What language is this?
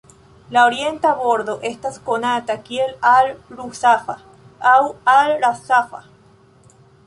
Esperanto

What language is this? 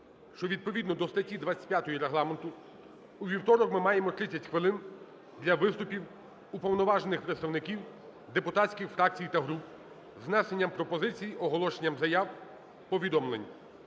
Ukrainian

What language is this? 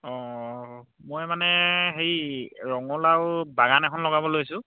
Assamese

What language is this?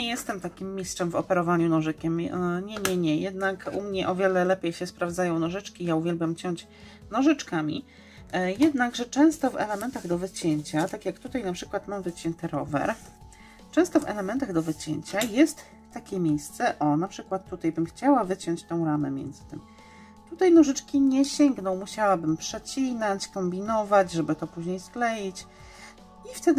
Polish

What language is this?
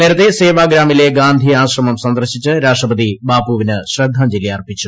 Malayalam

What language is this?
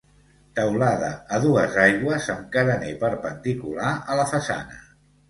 Catalan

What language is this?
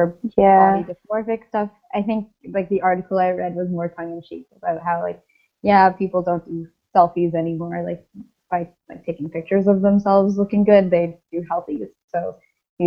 English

